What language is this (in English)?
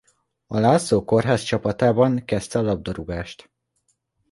Hungarian